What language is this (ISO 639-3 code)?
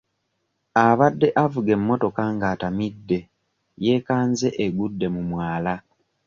lug